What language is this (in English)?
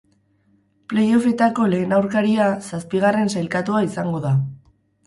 Basque